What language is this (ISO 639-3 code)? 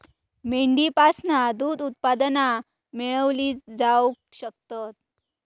mar